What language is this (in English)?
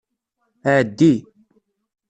Kabyle